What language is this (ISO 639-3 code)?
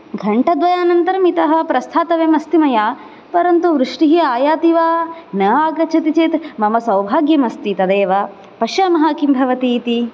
san